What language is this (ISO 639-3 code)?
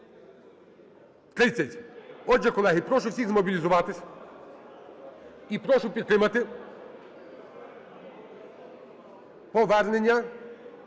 ukr